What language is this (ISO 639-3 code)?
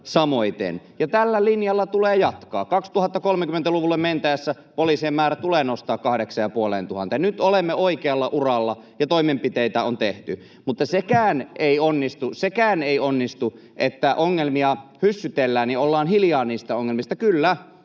fin